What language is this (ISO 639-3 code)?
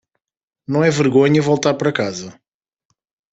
por